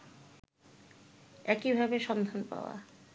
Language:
Bangla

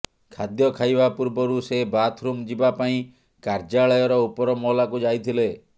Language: Odia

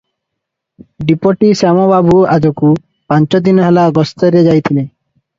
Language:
Odia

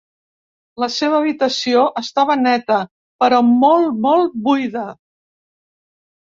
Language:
Catalan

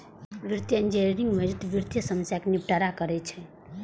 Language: Maithili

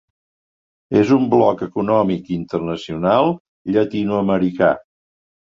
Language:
Catalan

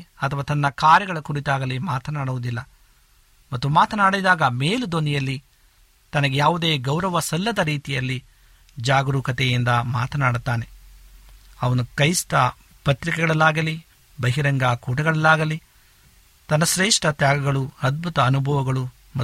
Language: Kannada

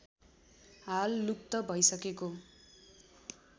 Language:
Nepali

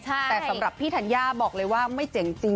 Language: Thai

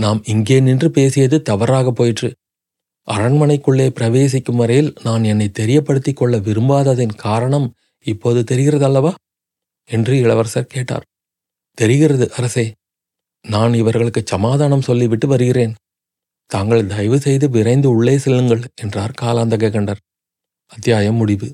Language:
Tamil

